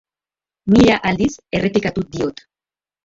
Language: Basque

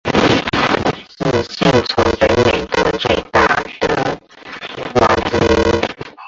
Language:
Chinese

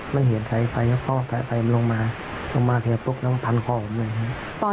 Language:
Thai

